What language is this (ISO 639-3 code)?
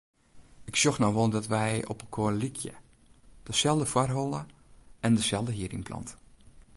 fry